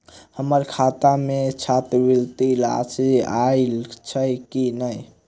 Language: Maithili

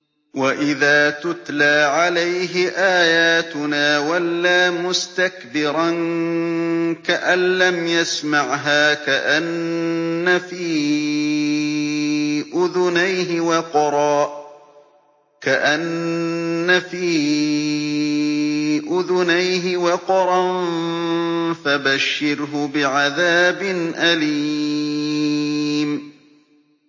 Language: Arabic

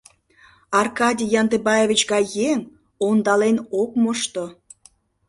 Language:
Mari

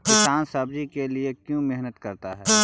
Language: Magahi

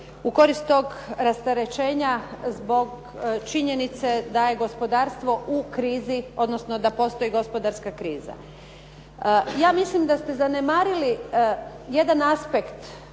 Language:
Croatian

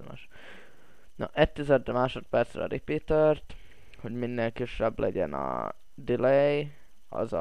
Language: Hungarian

